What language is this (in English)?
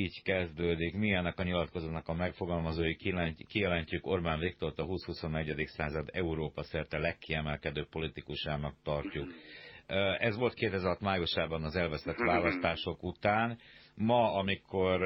Hungarian